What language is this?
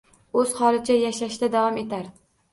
Uzbek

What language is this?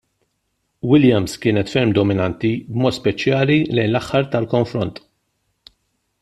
Maltese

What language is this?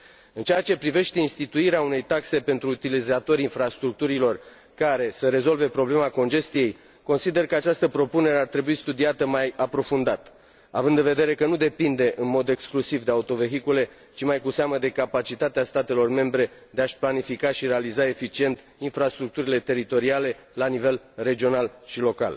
Romanian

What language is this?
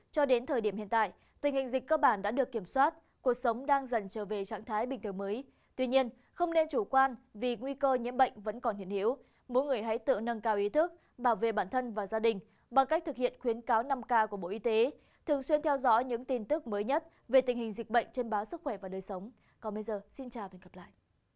Vietnamese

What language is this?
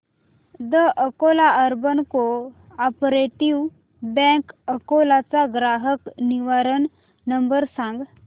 Marathi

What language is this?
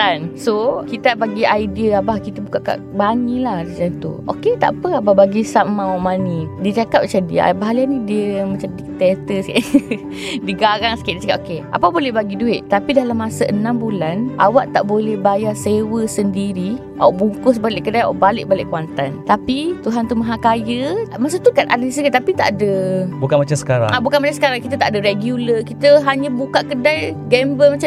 Malay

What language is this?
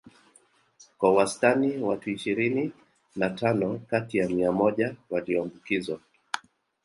Swahili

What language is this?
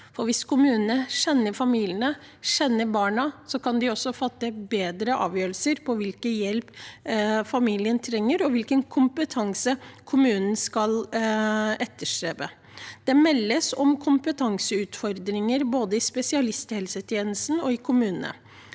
Norwegian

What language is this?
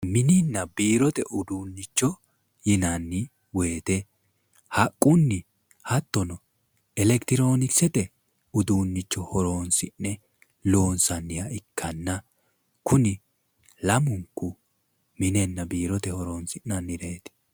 Sidamo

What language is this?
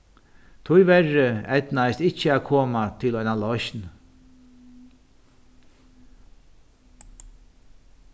Faroese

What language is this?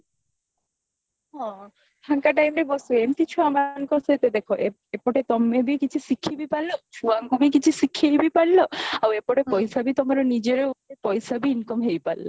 Odia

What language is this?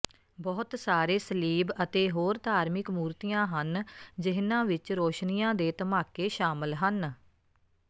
Punjabi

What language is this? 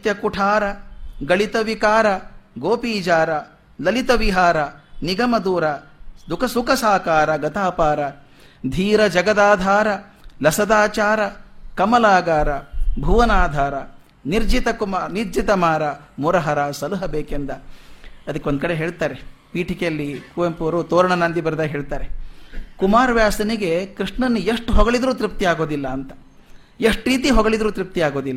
Kannada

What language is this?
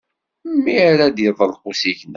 Kabyle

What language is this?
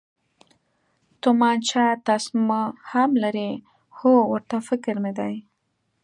Pashto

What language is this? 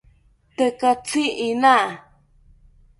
South Ucayali Ashéninka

